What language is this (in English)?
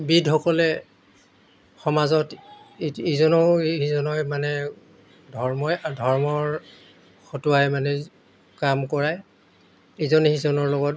Assamese